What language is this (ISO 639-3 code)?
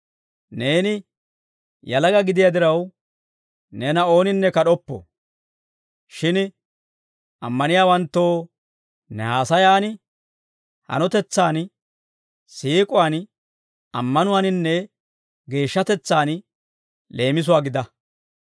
dwr